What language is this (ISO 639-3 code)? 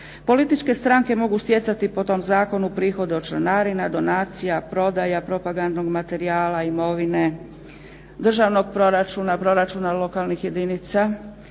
hrv